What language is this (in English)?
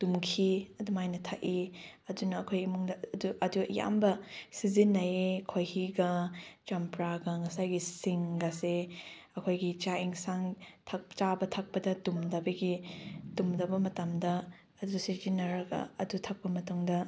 Manipuri